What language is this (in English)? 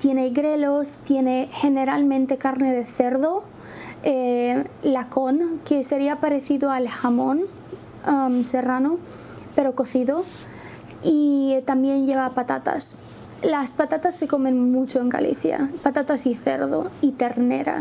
Spanish